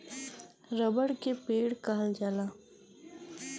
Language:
Bhojpuri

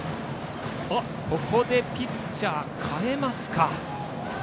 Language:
Japanese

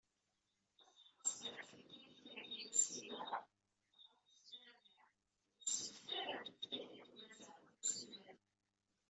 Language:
Kabyle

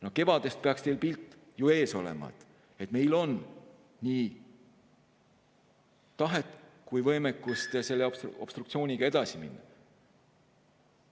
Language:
Estonian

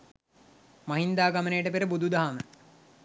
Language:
Sinhala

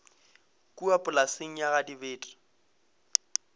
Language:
Northern Sotho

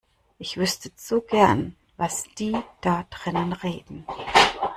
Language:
German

